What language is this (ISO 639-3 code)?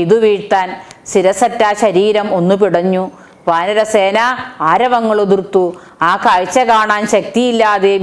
kor